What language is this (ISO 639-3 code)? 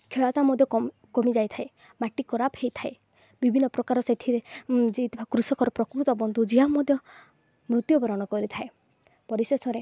ori